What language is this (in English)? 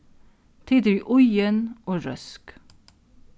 Faroese